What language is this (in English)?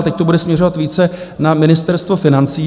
Czech